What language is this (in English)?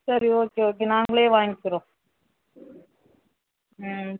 Tamil